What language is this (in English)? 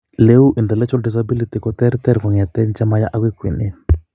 Kalenjin